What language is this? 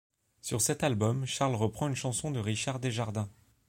French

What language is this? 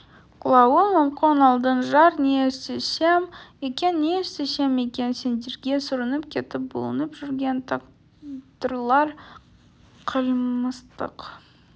Kazakh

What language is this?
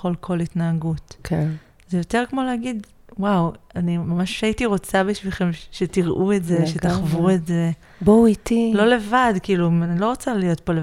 Hebrew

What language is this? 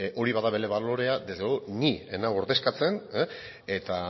Basque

